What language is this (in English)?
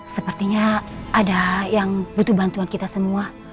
Indonesian